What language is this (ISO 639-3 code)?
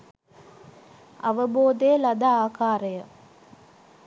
sin